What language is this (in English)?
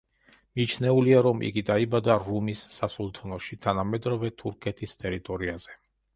Georgian